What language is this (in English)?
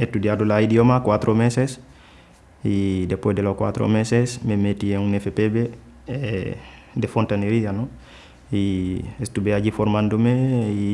Spanish